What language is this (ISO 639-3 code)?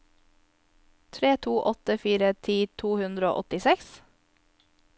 nor